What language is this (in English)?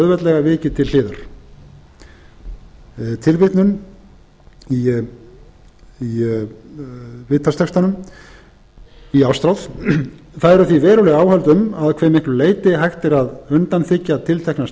Icelandic